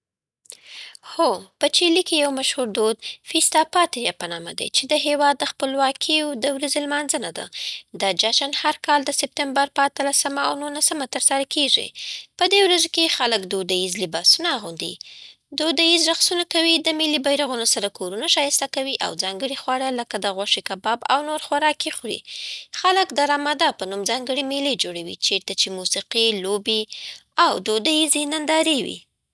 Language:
Southern Pashto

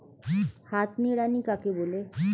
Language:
Bangla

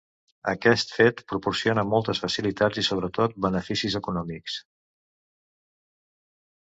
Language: Catalan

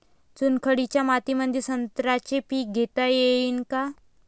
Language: Marathi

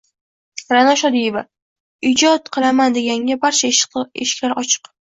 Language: Uzbek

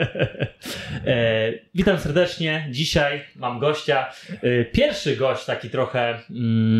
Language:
Polish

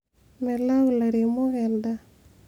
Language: Masai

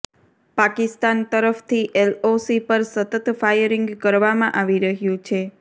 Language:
Gujarati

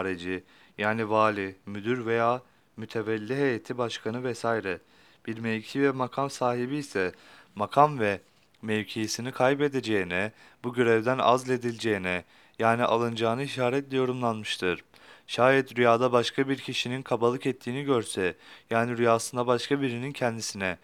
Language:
Turkish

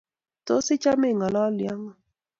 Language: Kalenjin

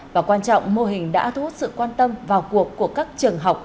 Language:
Vietnamese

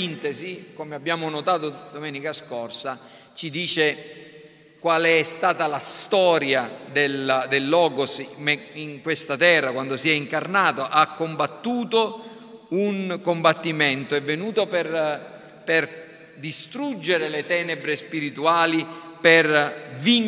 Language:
Italian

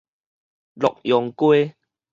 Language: Min Nan Chinese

